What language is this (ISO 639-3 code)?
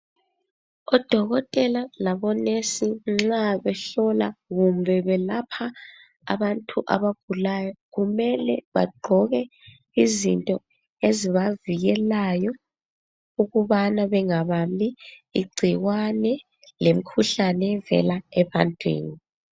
nde